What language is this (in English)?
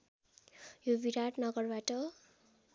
Nepali